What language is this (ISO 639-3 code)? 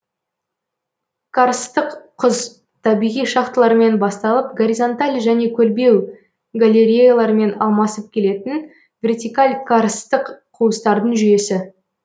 kaz